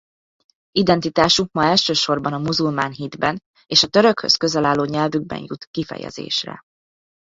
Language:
Hungarian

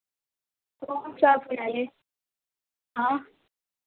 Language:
Hindi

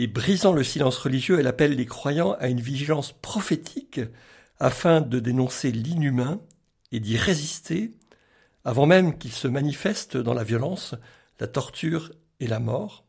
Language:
French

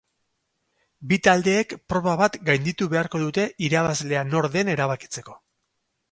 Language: Basque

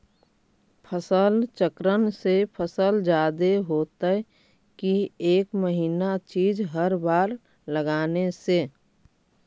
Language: Magahi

